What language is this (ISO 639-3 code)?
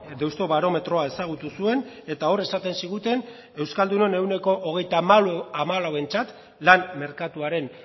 eus